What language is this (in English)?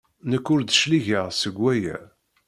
Kabyle